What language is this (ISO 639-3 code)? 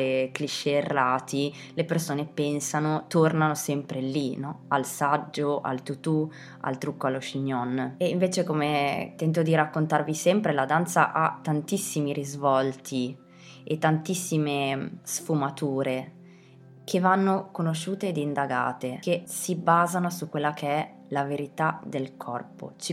ita